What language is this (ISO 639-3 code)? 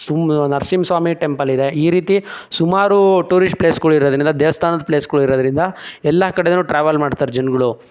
kan